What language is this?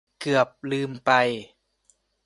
Thai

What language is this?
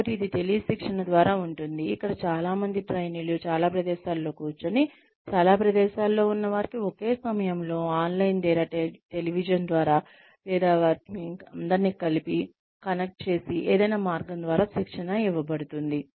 Telugu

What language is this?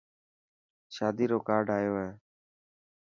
Dhatki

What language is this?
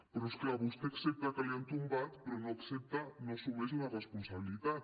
Catalan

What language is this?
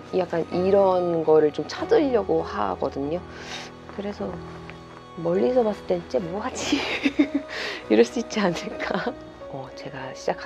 Korean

